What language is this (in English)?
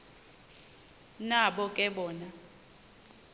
Xhosa